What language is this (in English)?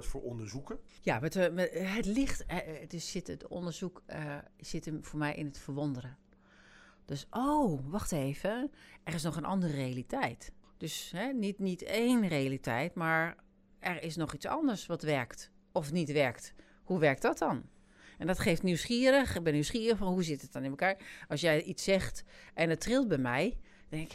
Dutch